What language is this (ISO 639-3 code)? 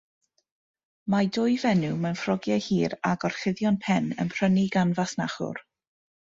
cym